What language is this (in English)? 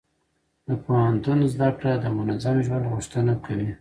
Pashto